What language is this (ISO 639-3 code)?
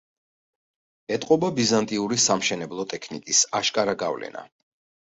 kat